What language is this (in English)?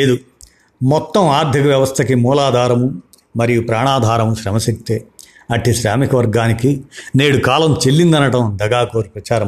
Telugu